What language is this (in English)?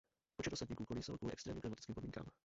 Czech